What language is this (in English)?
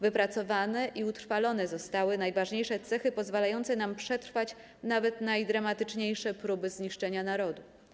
Polish